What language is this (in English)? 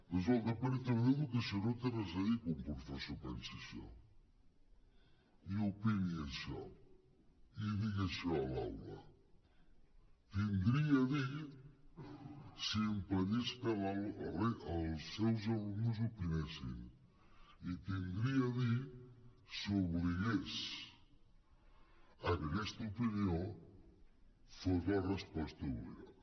Catalan